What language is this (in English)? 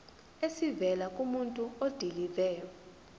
Zulu